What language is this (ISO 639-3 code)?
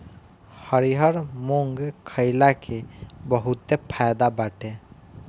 bho